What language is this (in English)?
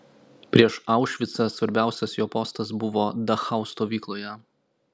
Lithuanian